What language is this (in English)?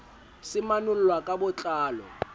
Southern Sotho